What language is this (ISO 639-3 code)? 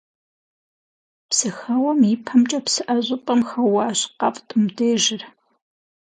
kbd